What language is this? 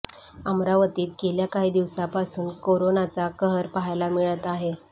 Marathi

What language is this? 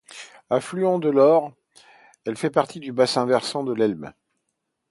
French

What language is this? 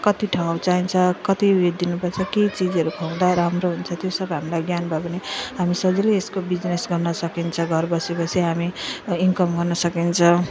Nepali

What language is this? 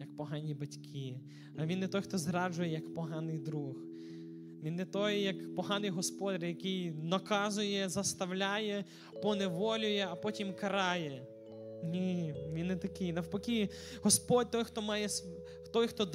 Ukrainian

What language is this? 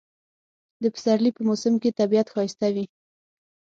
Pashto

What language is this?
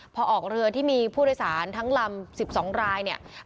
Thai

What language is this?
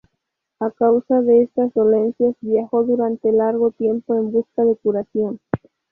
Spanish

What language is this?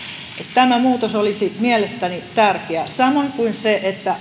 Finnish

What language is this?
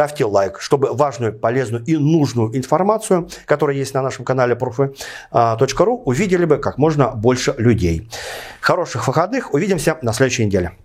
Russian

